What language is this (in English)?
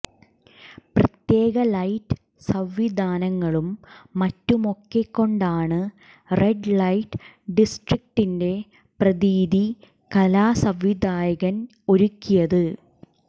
Malayalam